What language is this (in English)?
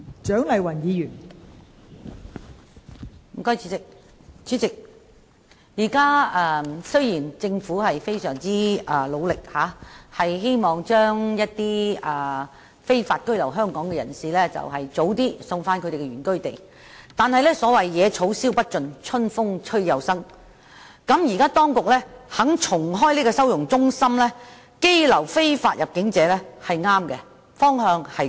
Cantonese